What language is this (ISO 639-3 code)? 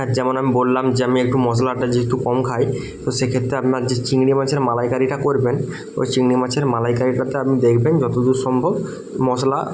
ben